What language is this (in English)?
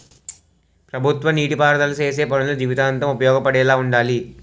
Telugu